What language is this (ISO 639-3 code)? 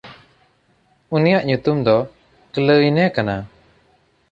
sat